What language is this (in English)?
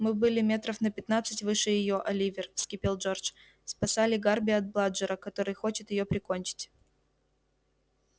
Russian